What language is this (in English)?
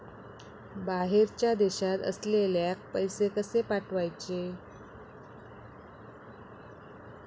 Marathi